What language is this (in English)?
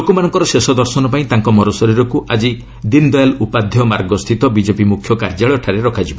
Odia